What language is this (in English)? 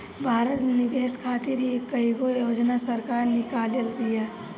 Bhojpuri